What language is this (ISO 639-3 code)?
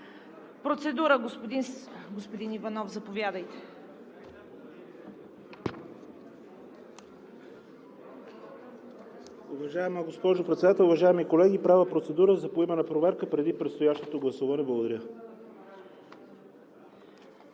bul